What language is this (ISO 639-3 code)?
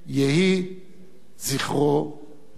heb